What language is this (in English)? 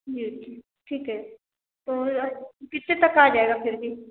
Hindi